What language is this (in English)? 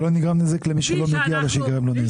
Hebrew